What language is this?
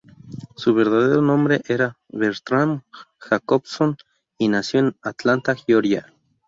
Spanish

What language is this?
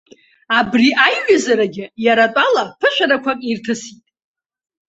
Abkhazian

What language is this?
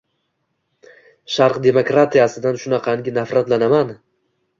Uzbek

